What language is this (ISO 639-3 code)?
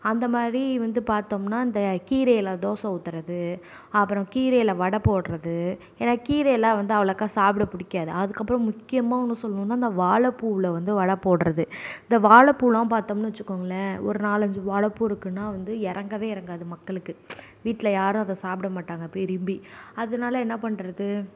tam